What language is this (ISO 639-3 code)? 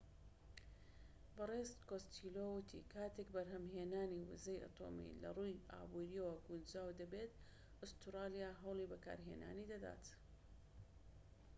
ckb